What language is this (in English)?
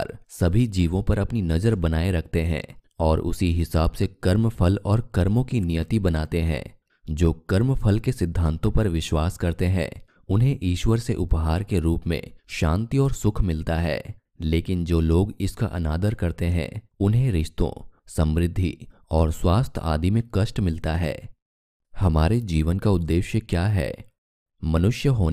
Hindi